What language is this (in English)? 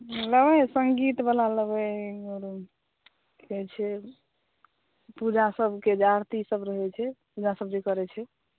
Maithili